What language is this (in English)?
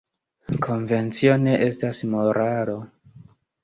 Esperanto